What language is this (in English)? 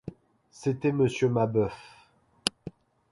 French